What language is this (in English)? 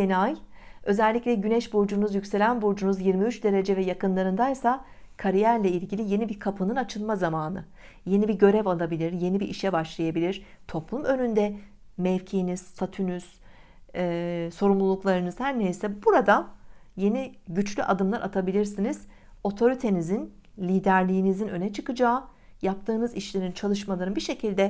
Turkish